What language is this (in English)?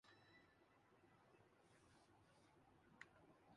Urdu